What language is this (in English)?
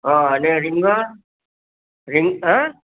Gujarati